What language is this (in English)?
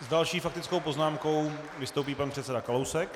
Czech